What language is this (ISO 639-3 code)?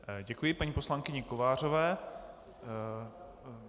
ces